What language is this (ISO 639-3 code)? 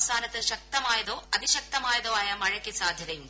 mal